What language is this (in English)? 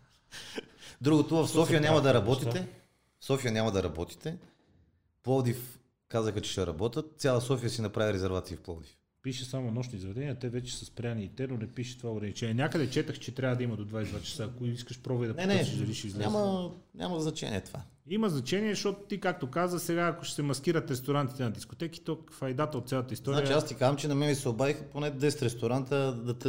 Bulgarian